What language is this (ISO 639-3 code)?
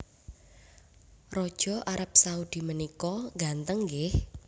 jav